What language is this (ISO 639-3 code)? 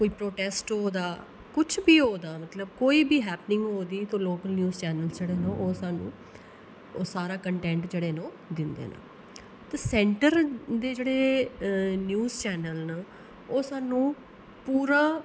doi